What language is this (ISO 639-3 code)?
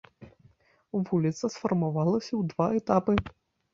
bel